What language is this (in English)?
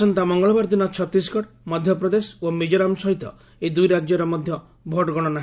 Odia